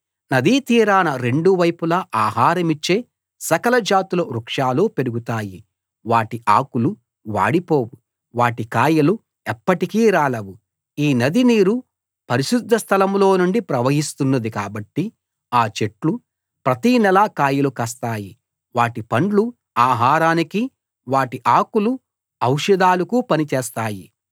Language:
Telugu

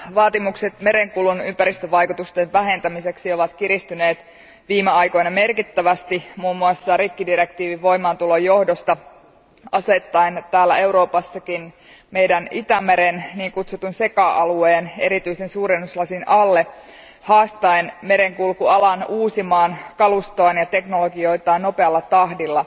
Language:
Finnish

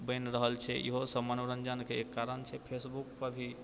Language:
Maithili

